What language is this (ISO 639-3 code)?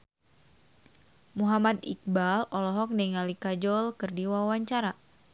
sun